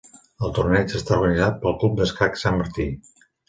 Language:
Catalan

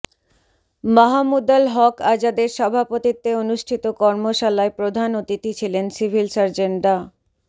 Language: Bangla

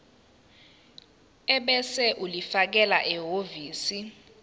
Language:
Zulu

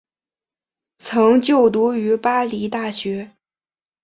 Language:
Chinese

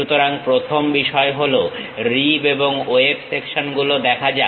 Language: Bangla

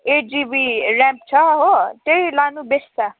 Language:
Nepali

